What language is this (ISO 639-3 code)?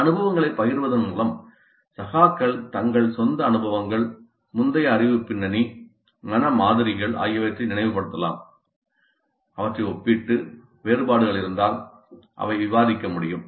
tam